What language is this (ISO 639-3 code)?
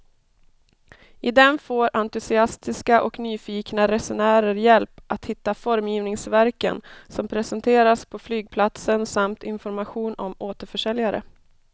swe